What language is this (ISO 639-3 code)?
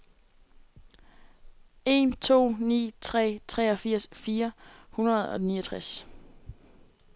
dan